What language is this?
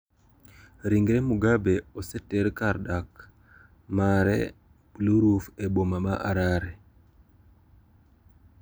Luo (Kenya and Tanzania)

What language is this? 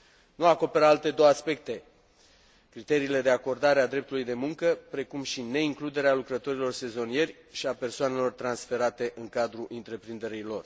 Romanian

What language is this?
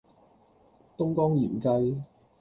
Cantonese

